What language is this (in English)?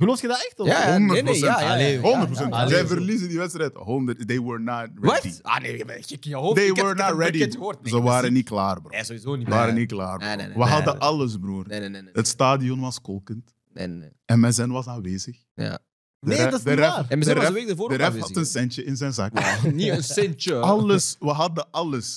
Dutch